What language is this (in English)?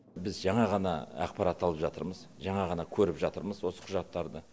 Kazakh